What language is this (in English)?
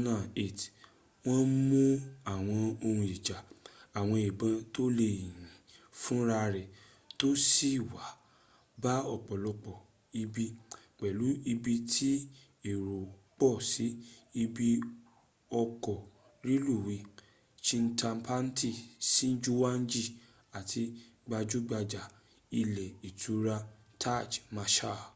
Yoruba